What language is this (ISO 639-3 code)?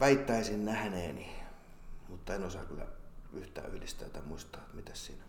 fin